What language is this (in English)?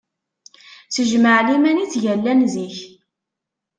Kabyle